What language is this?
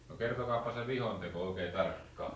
Finnish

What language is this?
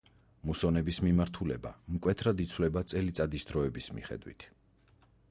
Georgian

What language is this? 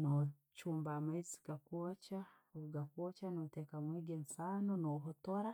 Tooro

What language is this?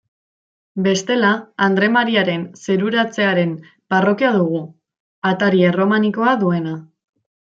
Basque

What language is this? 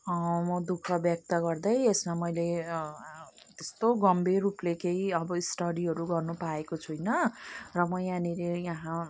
Nepali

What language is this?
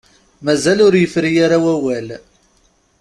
Kabyle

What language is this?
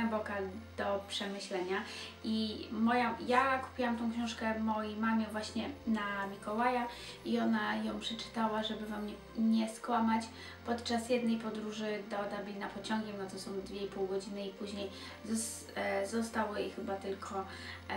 Polish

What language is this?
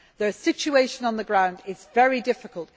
English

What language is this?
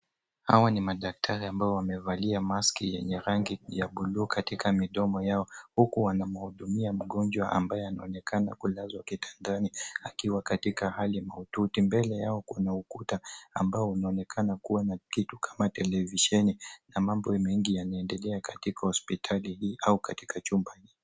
Swahili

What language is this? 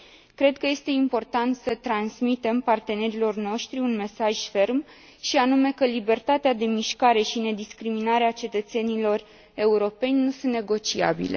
Romanian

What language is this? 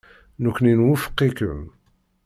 Kabyle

